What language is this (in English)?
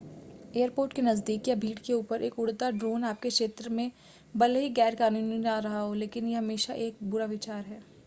Hindi